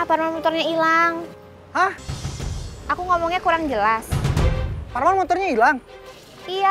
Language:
Indonesian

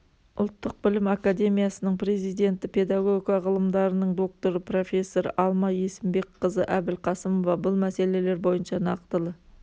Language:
Kazakh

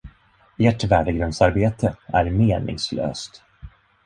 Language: Swedish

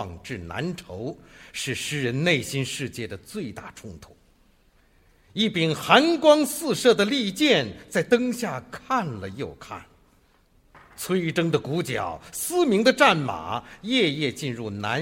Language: Chinese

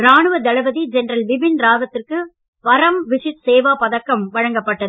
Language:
Tamil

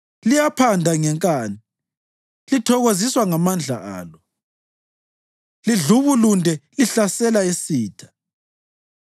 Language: North Ndebele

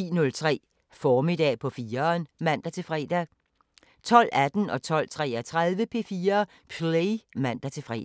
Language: Danish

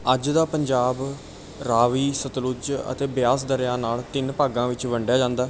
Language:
Punjabi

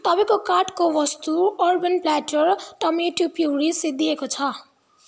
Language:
Nepali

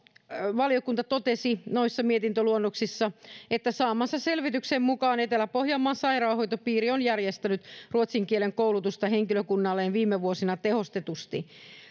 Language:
Finnish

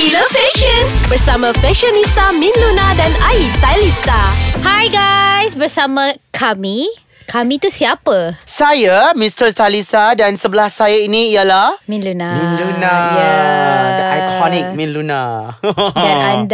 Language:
Malay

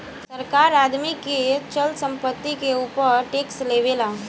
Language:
Bhojpuri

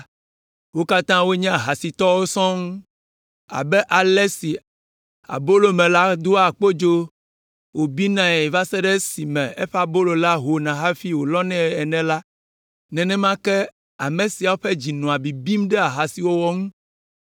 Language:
Ewe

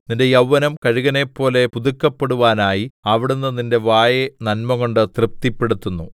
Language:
Malayalam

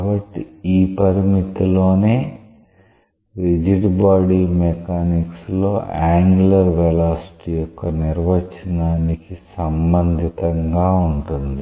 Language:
Telugu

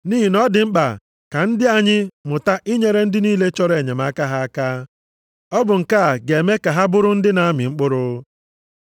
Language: Igbo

